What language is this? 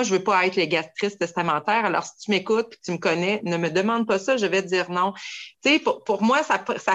French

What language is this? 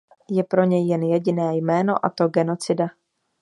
Czech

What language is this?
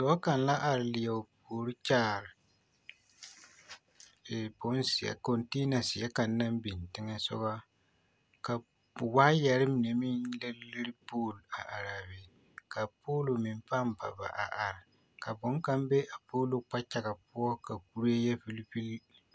Southern Dagaare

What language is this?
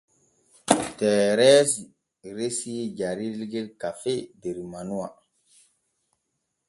Borgu Fulfulde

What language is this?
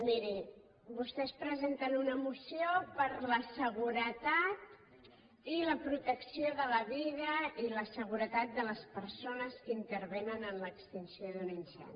Catalan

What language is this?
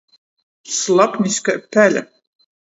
Latgalian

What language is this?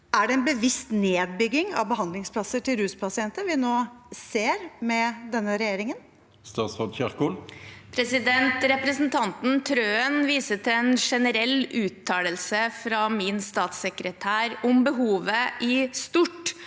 Norwegian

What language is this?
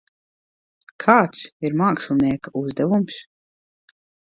Latvian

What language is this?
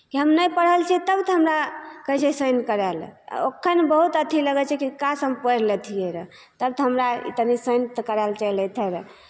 Maithili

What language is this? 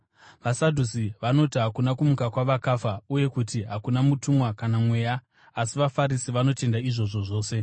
Shona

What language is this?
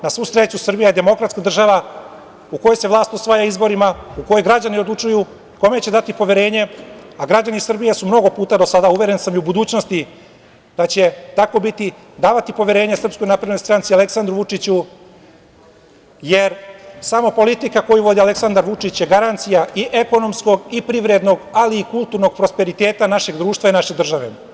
Serbian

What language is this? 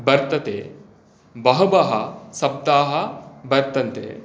Sanskrit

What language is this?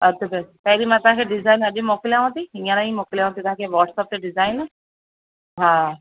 Sindhi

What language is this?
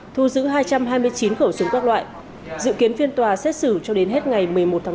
Vietnamese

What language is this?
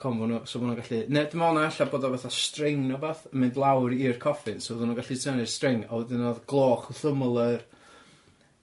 Welsh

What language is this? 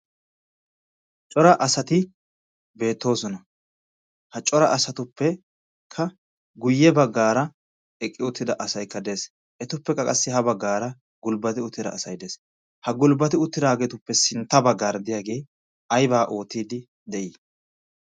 Wolaytta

